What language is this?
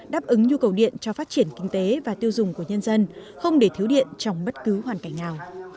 Vietnamese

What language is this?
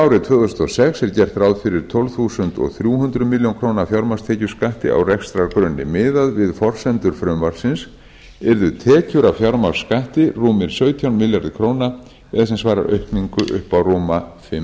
Icelandic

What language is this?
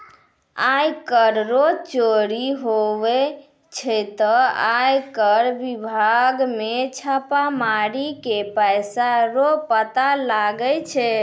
Maithili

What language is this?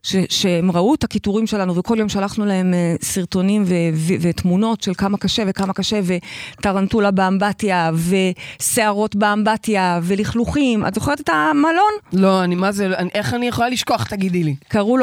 Hebrew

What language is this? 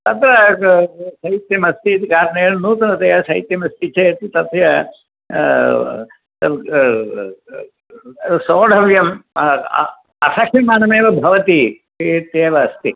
Sanskrit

